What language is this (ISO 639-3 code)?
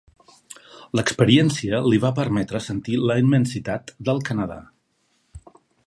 cat